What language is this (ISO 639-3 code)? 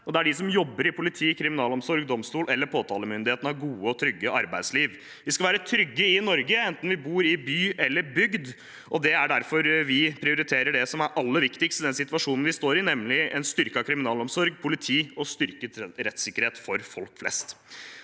nor